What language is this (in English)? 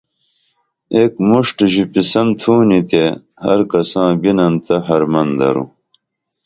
Dameli